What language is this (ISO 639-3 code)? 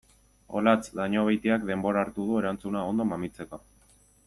eus